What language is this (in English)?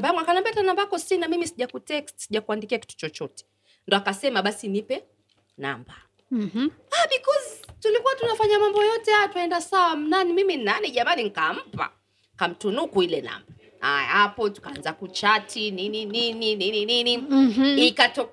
Swahili